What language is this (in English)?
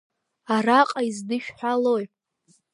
Abkhazian